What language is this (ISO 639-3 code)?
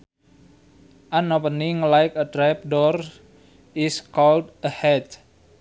sun